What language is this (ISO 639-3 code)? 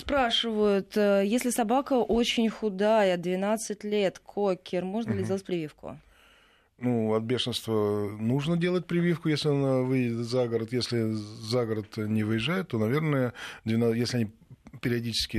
rus